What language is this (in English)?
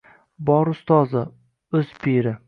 Uzbek